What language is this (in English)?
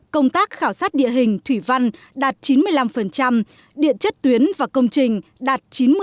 Vietnamese